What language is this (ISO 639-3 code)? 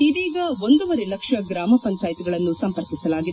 kan